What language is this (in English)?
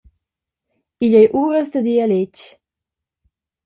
Romansh